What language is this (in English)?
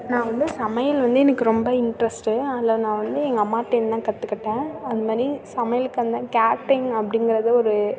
Tamil